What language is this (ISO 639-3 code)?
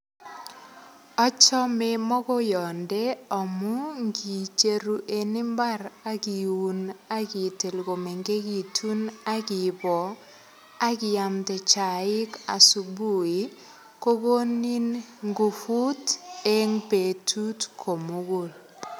kln